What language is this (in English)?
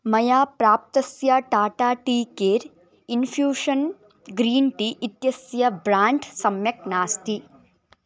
Sanskrit